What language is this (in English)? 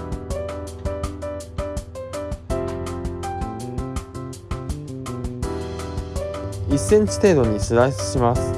Japanese